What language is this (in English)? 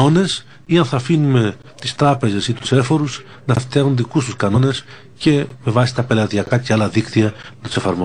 Greek